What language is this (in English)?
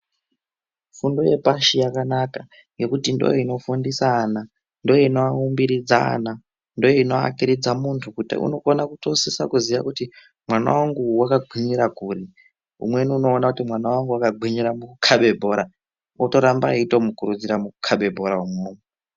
Ndau